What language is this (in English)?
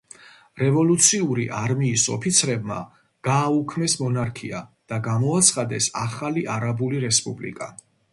Georgian